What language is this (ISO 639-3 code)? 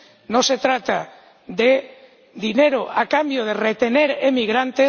spa